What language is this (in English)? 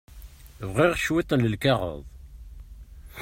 Kabyle